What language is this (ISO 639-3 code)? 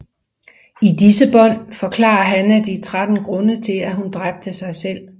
dan